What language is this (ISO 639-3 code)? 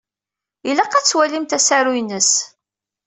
kab